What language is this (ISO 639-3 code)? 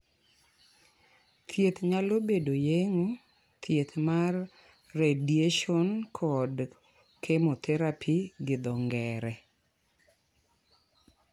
luo